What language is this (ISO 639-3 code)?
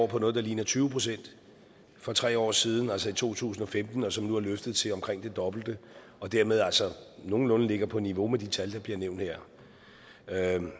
dan